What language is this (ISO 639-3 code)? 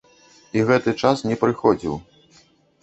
bel